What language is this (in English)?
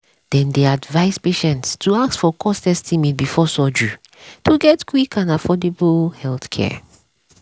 Nigerian Pidgin